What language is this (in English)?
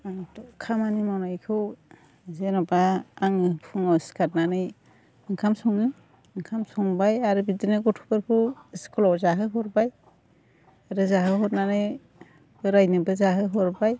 Bodo